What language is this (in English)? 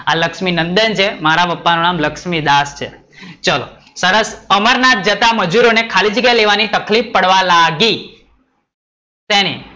Gujarati